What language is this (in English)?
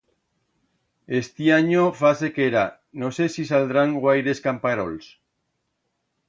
Aragonese